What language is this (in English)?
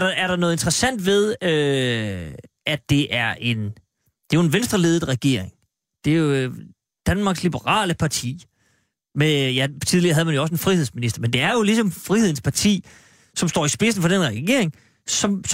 Danish